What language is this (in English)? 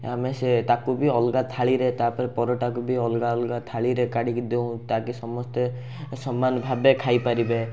Odia